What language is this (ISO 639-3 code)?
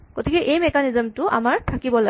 asm